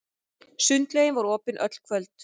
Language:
Icelandic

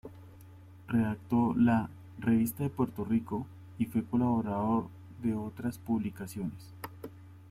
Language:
Spanish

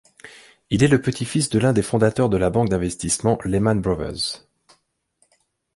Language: French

